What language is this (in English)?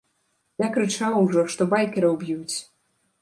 Belarusian